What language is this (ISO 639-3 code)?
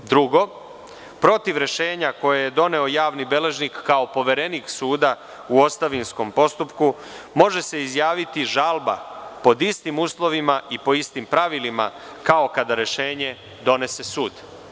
srp